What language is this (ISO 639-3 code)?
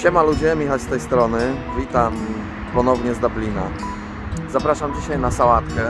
pol